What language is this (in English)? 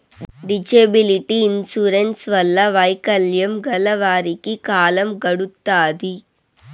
Telugu